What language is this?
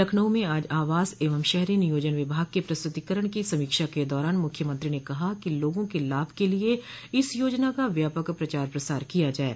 Hindi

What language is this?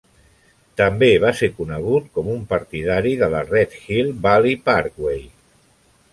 Catalan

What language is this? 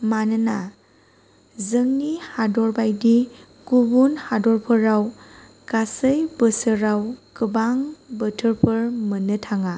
Bodo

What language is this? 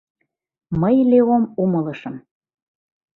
Mari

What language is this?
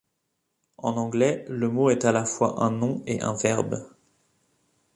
French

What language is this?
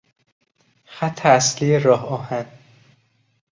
Persian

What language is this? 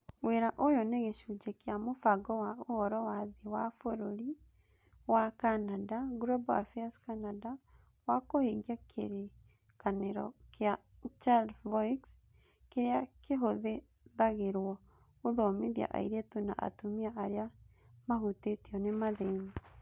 Kikuyu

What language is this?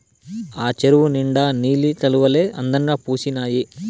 Telugu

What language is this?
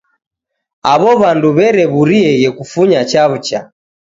Taita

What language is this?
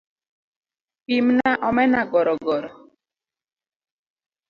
Luo (Kenya and Tanzania)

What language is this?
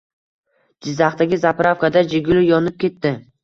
Uzbek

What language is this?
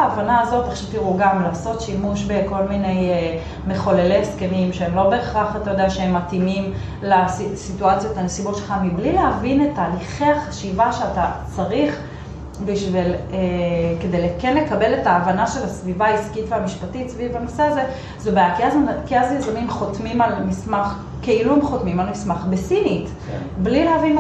Hebrew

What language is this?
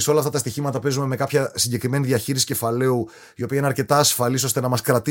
Greek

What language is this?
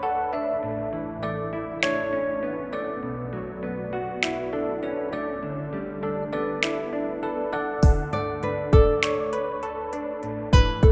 Vietnamese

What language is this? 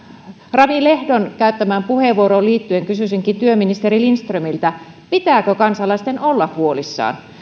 Finnish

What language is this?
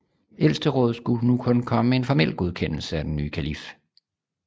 Danish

